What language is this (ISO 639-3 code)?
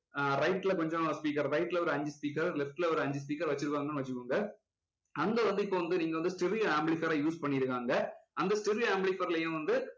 tam